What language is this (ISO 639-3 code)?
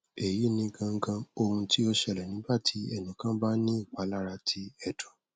yor